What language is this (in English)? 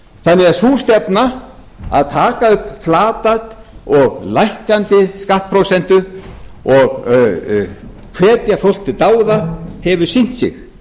Icelandic